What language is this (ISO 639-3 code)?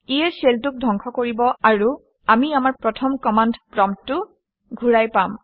asm